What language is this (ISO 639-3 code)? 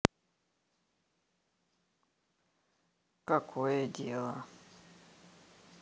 rus